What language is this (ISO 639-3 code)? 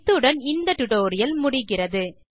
tam